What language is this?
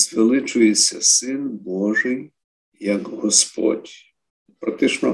Ukrainian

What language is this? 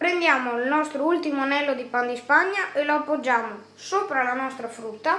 Italian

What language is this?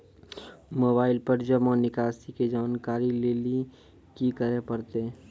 Maithili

